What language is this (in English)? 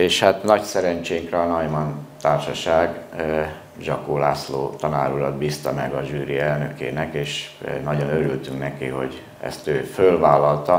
Hungarian